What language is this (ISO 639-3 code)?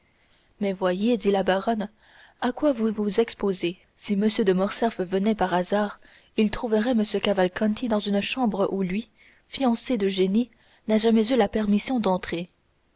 fra